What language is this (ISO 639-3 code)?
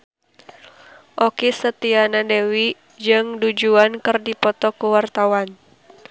sun